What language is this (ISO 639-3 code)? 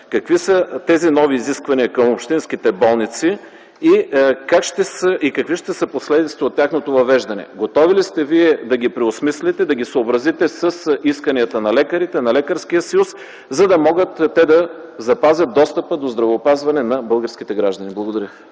bul